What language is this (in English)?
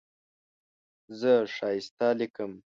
Pashto